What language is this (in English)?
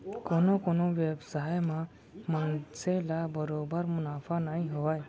Chhattisgarhi